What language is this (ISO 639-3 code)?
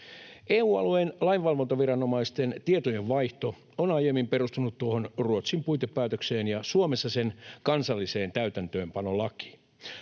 fin